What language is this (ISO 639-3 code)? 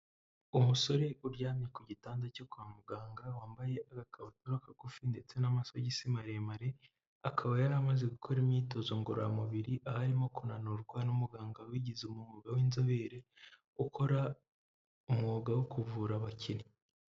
kin